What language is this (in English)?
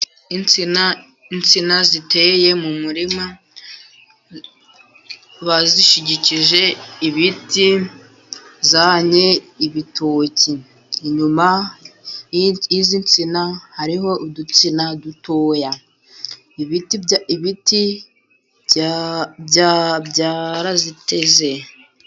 Kinyarwanda